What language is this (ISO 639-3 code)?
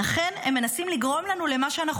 heb